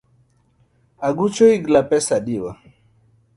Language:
Luo (Kenya and Tanzania)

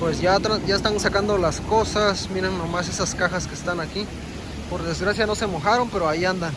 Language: Spanish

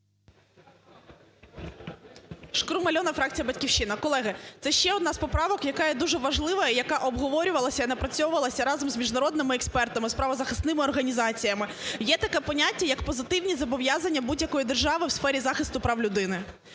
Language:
Ukrainian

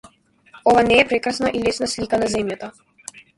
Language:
Macedonian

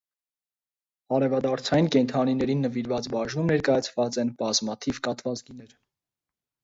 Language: Armenian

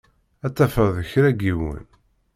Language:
Kabyle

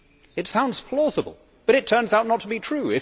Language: English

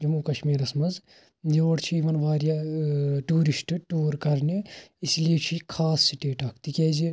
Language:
Kashmiri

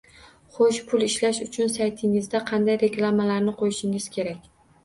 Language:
Uzbek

